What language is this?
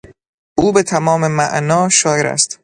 Persian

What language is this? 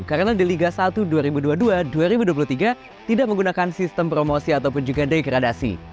Indonesian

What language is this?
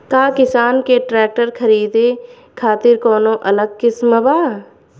Bhojpuri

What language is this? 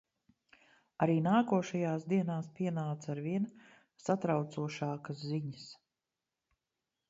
Latvian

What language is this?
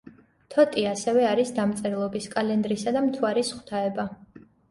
Georgian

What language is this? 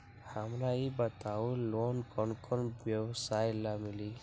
Magahi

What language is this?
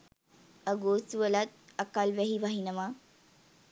Sinhala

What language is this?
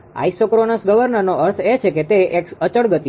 Gujarati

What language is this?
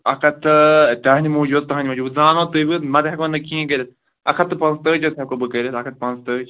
Kashmiri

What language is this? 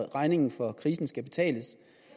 Danish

